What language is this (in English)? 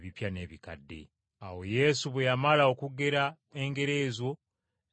Ganda